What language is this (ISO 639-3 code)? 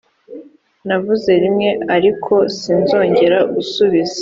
kin